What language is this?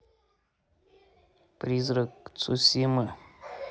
Russian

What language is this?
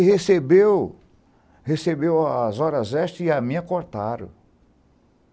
Portuguese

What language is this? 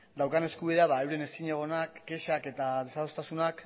Basque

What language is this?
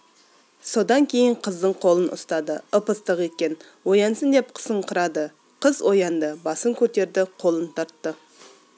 Kazakh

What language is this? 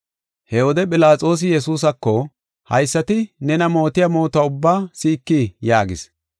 Gofa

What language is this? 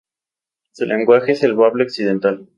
Spanish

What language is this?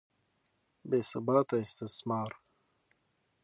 Pashto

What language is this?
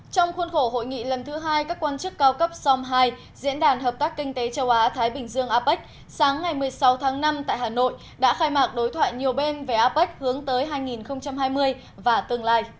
Vietnamese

